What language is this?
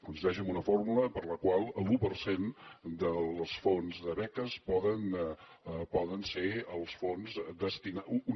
Catalan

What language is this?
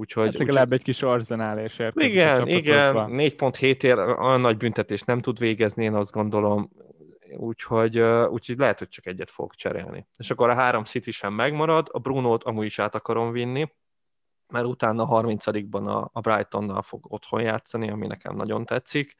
Hungarian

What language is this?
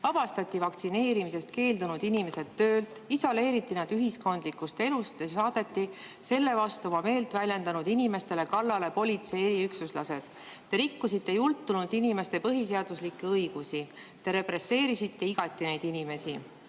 Estonian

